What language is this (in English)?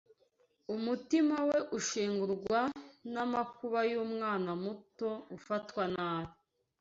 Kinyarwanda